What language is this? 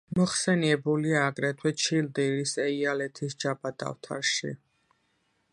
Georgian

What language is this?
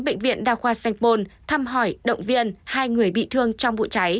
Vietnamese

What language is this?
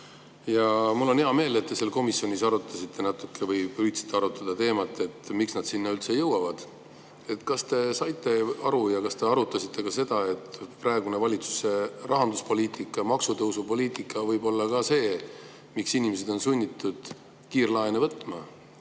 Estonian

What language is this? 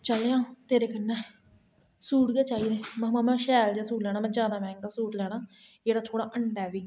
Dogri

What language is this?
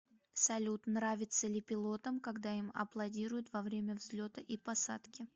Russian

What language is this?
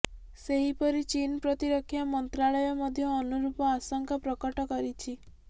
Odia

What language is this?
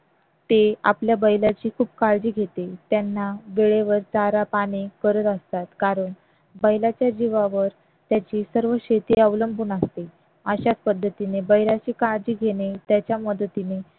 Marathi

